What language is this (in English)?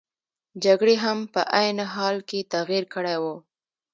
Pashto